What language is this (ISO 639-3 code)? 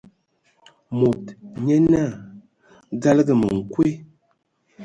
ewo